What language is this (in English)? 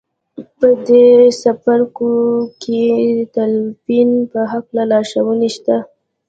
Pashto